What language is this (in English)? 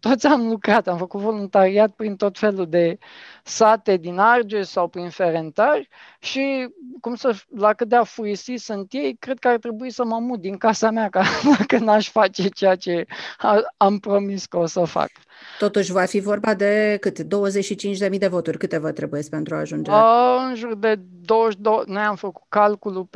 Romanian